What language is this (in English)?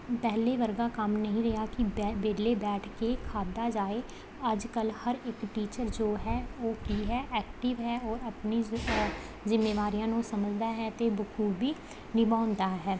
Punjabi